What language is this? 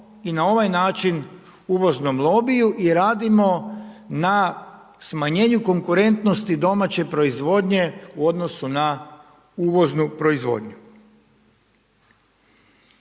Croatian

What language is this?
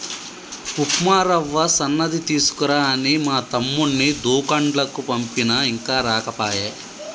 Telugu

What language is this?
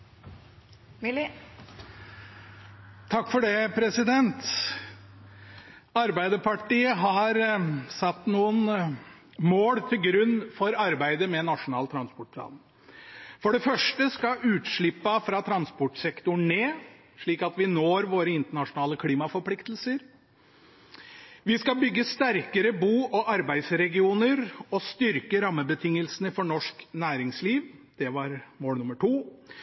Norwegian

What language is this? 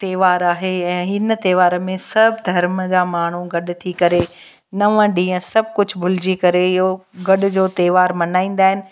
Sindhi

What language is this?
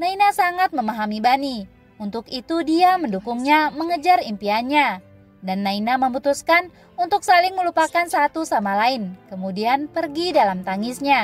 Indonesian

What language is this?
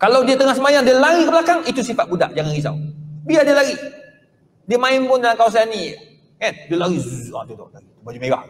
Malay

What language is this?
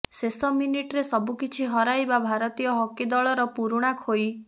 Odia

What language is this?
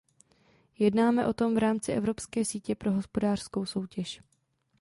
Czech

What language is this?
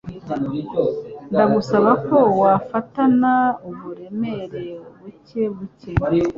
Kinyarwanda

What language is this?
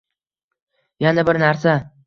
Uzbek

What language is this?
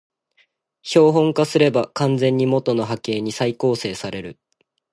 Japanese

